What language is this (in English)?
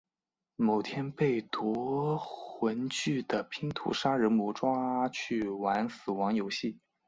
Chinese